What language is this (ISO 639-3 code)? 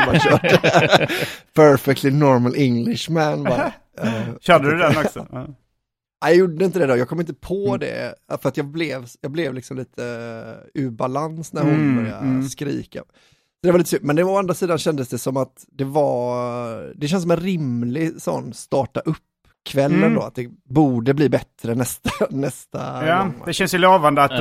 swe